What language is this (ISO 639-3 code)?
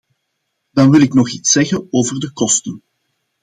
nld